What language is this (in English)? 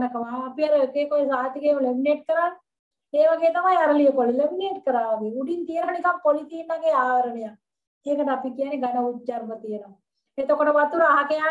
Thai